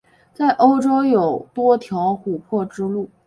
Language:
Chinese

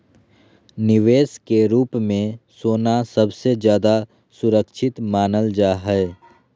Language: Magahi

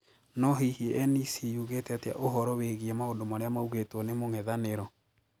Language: Kikuyu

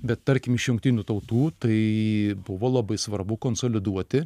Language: Lithuanian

